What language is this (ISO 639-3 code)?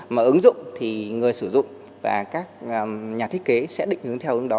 vie